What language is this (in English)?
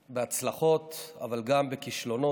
Hebrew